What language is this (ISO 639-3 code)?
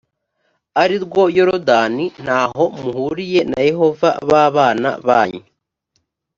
kin